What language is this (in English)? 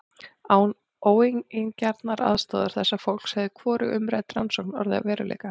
Icelandic